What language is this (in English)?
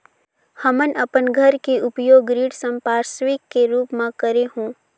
Chhattisgarhi